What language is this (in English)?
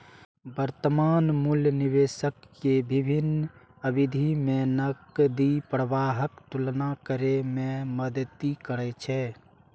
Maithili